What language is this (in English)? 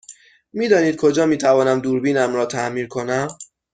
Persian